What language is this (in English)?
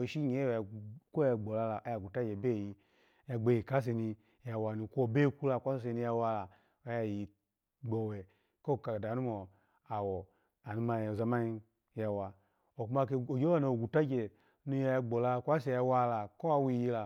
Alago